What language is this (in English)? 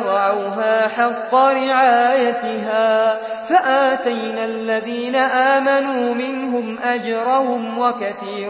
Arabic